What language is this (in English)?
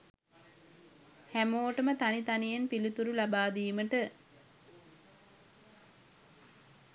Sinhala